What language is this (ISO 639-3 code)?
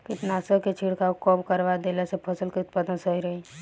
bho